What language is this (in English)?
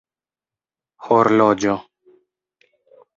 Esperanto